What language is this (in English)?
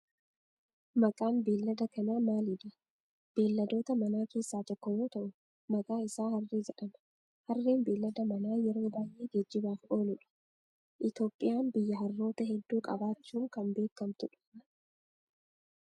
Oromo